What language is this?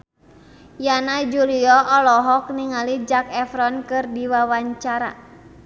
Sundanese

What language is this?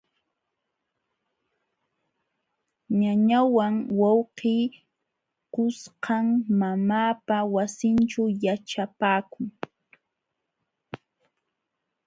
Jauja Wanca Quechua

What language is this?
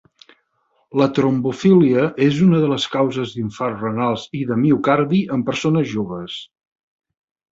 Catalan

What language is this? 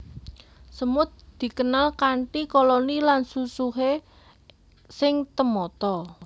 Javanese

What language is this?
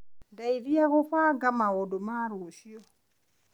Kikuyu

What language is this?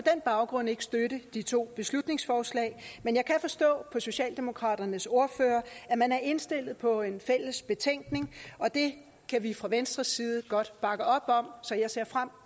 Danish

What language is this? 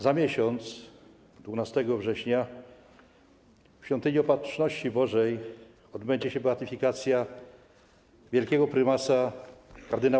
Polish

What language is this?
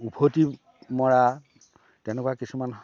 Assamese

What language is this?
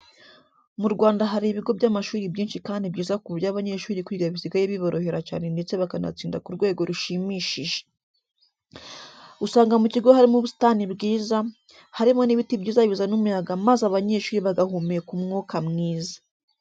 Kinyarwanda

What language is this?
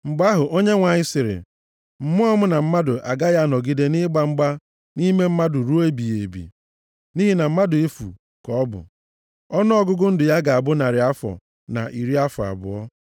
Igbo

